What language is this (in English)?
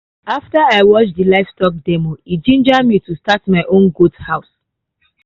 Nigerian Pidgin